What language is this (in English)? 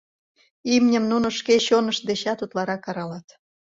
Mari